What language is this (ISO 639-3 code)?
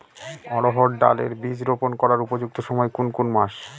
ben